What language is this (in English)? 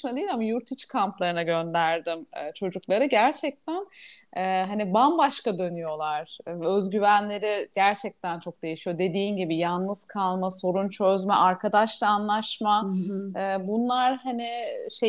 Turkish